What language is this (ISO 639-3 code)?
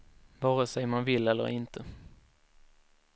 swe